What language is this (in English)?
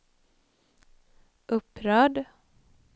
Swedish